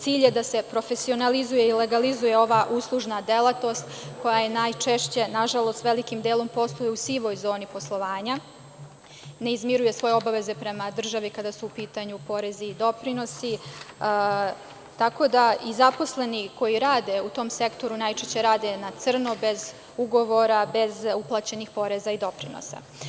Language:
Serbian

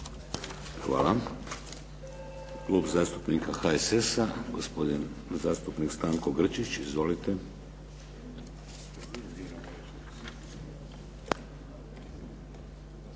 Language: Croatian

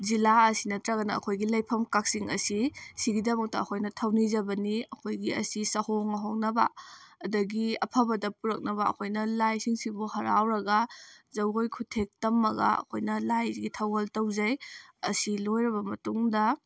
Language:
Manipuri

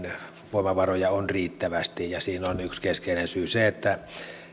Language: Finnish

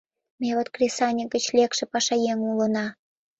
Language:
Mari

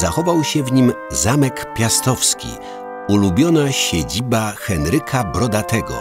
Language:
Polish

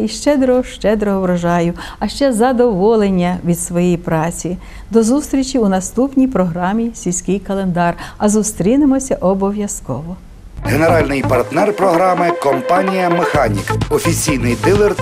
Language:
Ukrainian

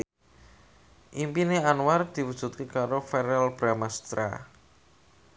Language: Javanese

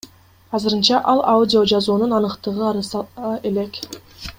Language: Kyrgyz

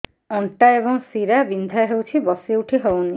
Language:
Odia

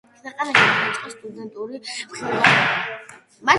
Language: Georgian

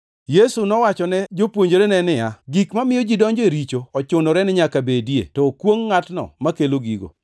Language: Luo (Kenya and Tanzania)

